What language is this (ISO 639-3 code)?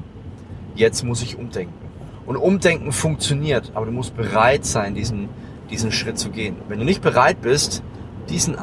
deu